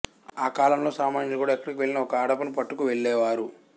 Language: Telugu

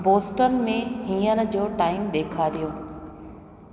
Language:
Sindhi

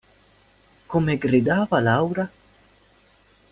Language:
Italian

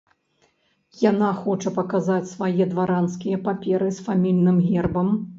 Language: Belarusian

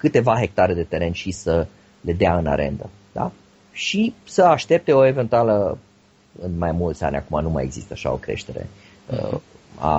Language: Romanian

